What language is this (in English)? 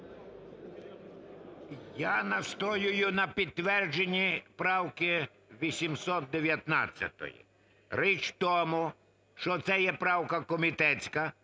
Ukrainian